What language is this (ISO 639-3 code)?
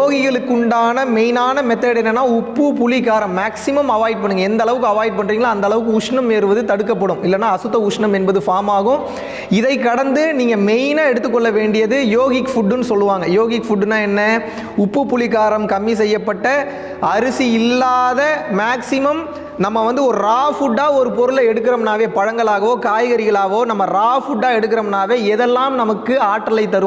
tam